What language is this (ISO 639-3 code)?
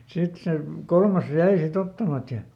fin